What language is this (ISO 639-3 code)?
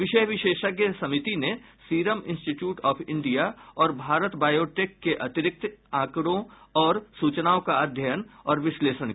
hin